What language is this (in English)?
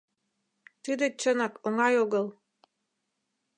Mari